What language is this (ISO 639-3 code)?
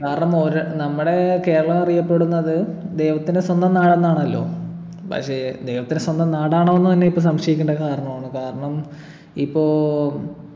mal